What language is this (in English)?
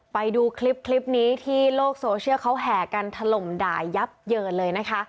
Thai